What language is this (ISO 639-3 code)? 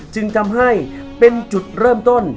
tha